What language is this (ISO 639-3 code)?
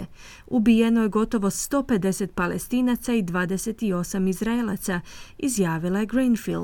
hrv